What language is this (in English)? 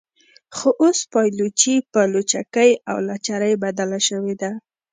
Pashto